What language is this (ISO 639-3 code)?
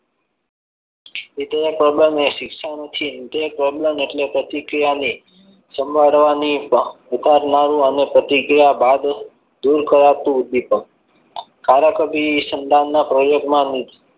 guj